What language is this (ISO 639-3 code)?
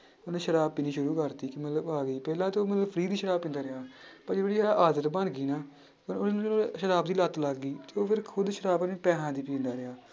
pan